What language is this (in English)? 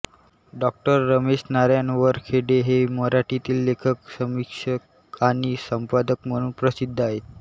Marathi